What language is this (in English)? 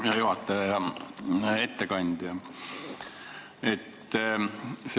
Estonian